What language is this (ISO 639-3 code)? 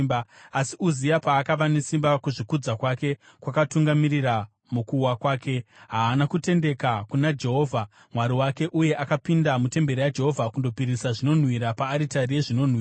sna